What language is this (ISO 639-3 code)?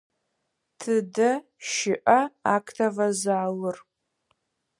ady